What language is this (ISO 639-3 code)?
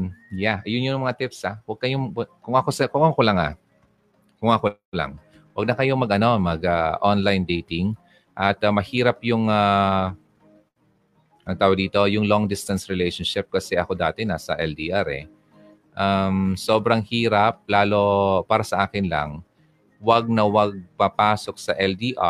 fil